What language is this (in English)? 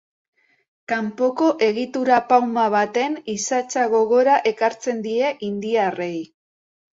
Basque